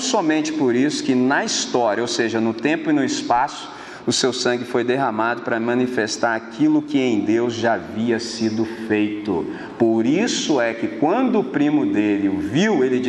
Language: Portuguese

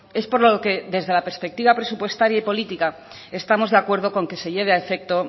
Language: Spanish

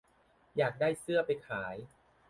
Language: Thai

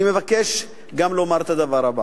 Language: Hebrew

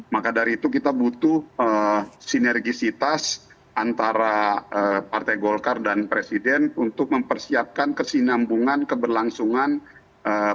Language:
Indonesian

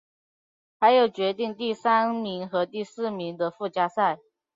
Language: Chinese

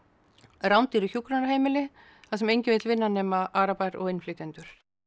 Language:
Icelandic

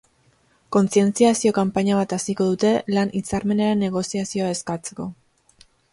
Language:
Basque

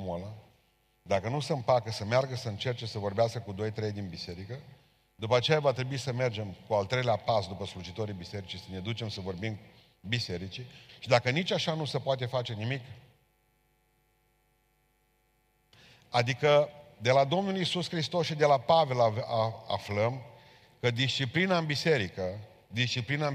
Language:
Romanian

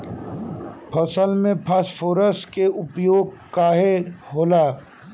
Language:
Bhojpuri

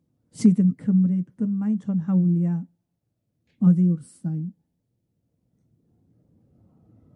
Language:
Welsh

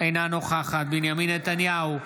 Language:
Hebrew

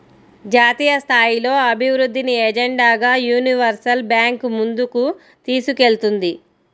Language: Telugu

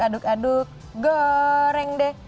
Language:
Indonesian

